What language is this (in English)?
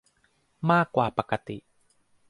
Thai